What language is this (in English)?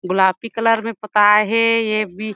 Chhattisgarhi